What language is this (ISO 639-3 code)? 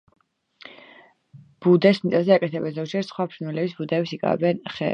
kat